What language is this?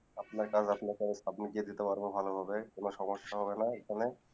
Bangla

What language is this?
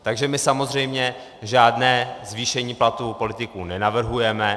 Czech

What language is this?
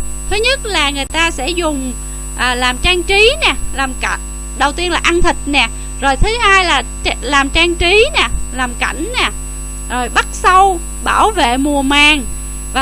Vietnamese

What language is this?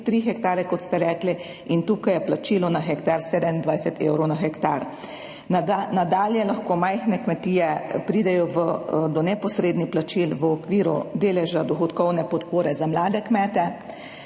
Slovenian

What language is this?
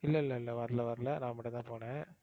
Tamil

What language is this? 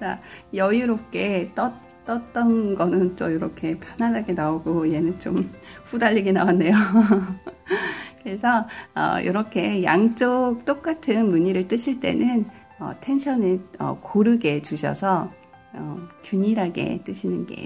Korean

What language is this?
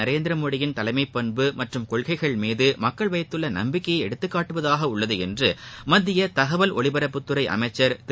Tamil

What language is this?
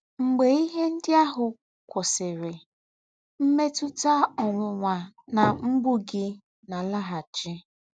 Igbo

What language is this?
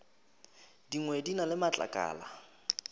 Northern Sotho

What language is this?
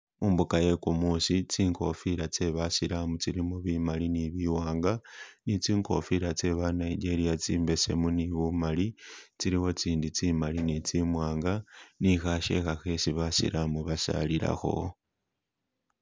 Masaaba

